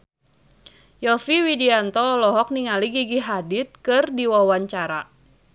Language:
Sundanese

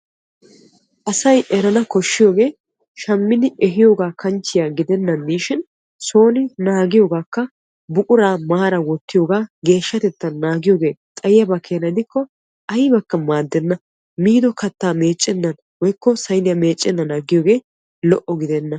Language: Wolaytta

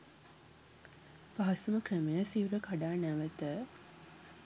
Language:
Sinhala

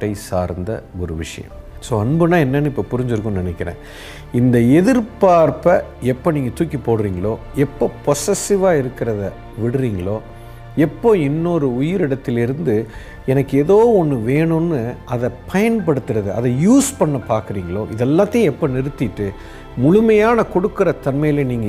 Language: Tamil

